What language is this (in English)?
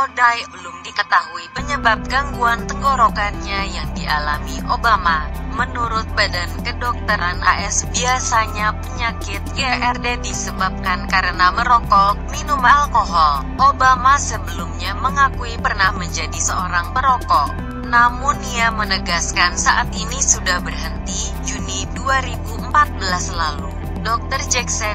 Indonesian